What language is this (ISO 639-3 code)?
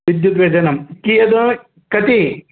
san